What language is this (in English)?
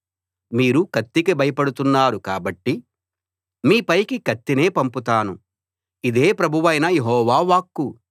Telugu